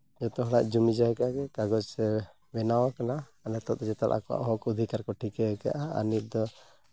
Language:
Santali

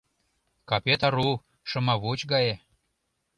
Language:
Mari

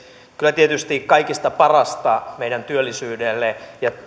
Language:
Finnish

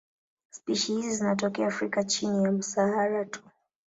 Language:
Swahili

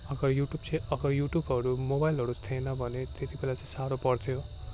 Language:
Nepali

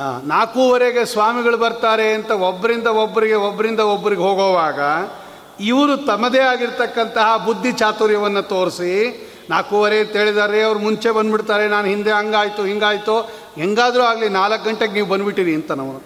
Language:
Kannada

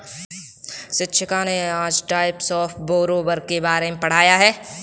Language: Hindi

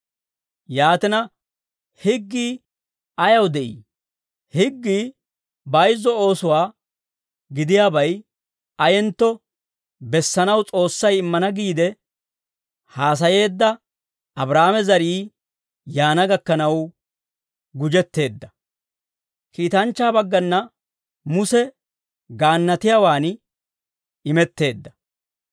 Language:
Dawro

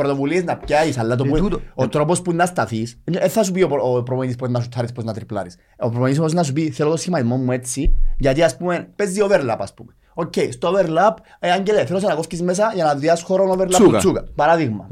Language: Greek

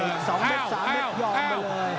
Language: Thai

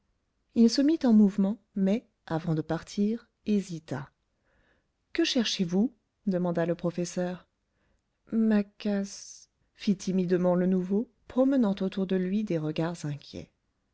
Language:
French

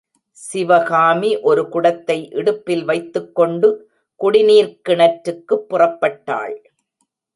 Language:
Tamil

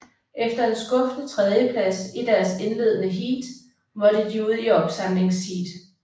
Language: Danish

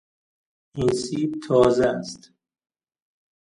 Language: Persian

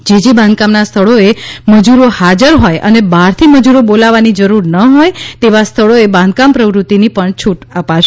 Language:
Gujarati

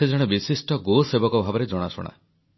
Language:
Odia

